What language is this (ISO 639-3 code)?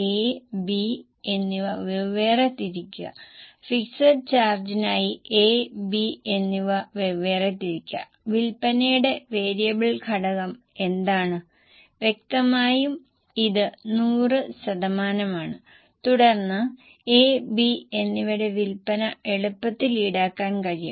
mal